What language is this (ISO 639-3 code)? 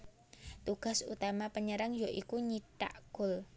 jav